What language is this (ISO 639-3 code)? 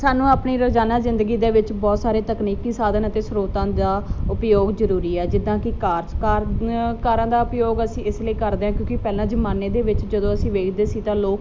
pan